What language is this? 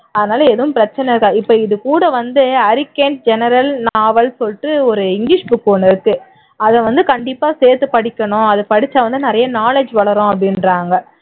Tamil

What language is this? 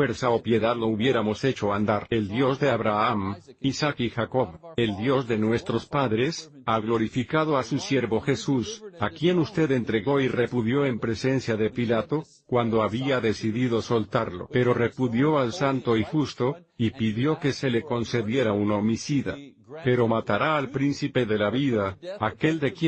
Spanish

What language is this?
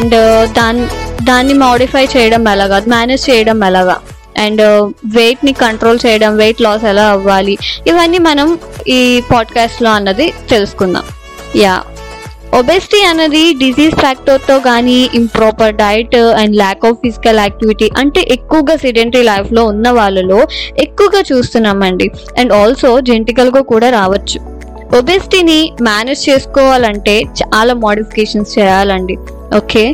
Telugu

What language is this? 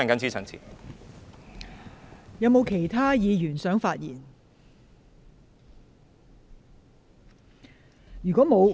Cantonese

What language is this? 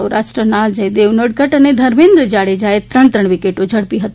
Gujarati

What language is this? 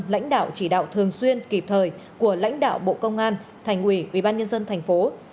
Vietnamese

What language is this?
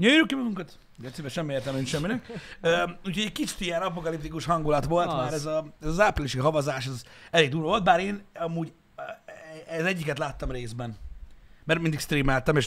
Hungarian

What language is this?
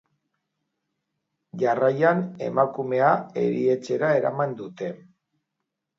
Basque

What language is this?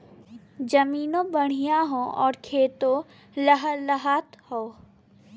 Bhojpuri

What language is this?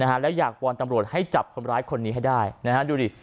Thai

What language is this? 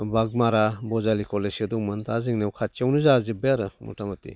Bodo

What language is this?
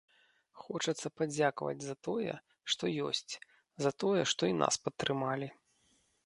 Belarusian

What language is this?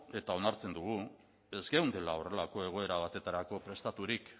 Basque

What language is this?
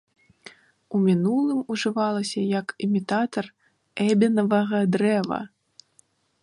Belarusian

